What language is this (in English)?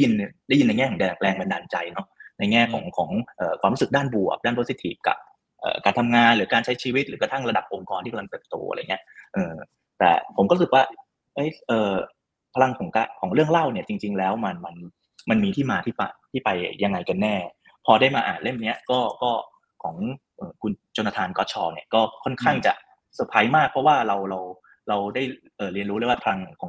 Thai